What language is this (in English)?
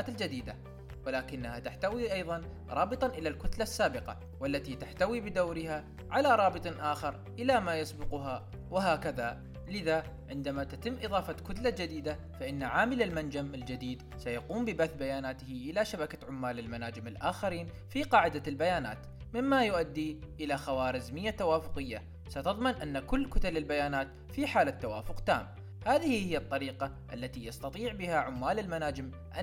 Arabic